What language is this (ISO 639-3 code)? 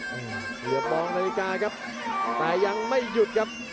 tha